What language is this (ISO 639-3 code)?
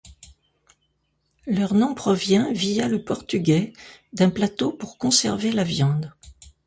fra